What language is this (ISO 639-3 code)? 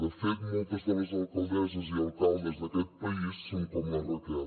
cat